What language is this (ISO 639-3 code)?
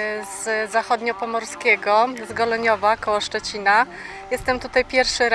pol